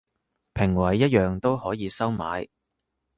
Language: Cantonese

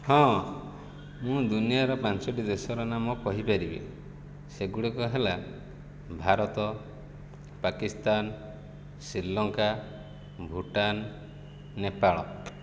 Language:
Odia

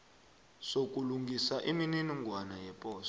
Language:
South Ndebele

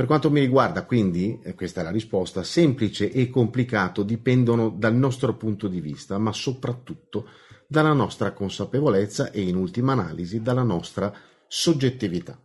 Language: Italian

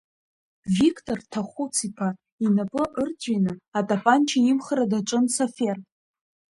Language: Abkhazian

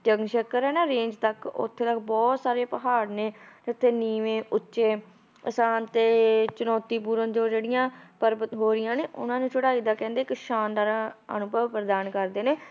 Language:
Punjabi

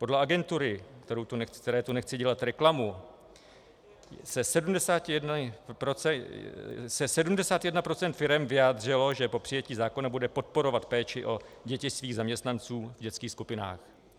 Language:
Czech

